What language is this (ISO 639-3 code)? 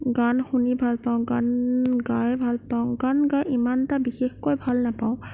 asm